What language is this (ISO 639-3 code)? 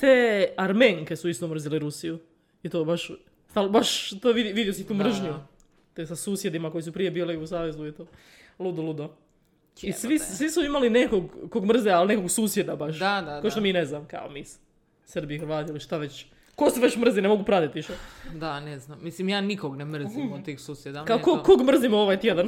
hrv